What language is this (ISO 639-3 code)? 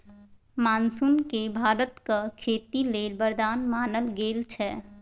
mai